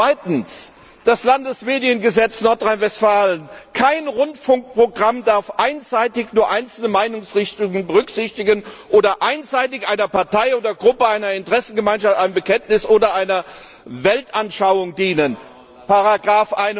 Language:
German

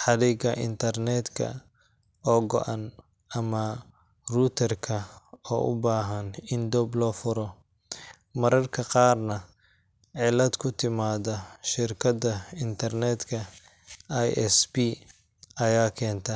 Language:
Somali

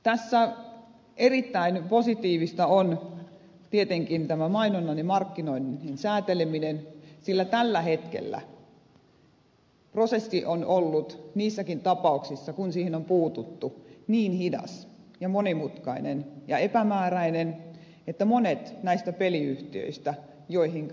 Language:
Finnish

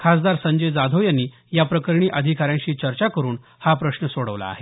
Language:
Marathi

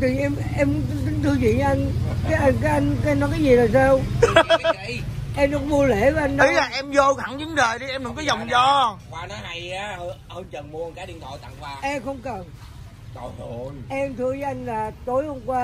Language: Vietnamese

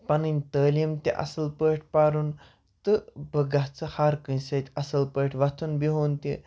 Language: Kashmiri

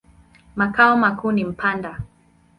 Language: Swahili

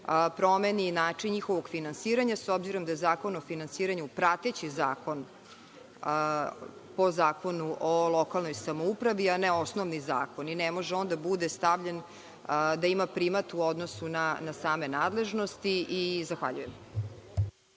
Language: Serbian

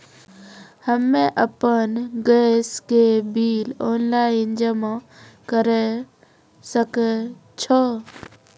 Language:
Maithili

